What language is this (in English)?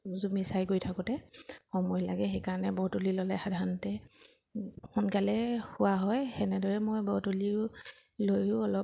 Assamese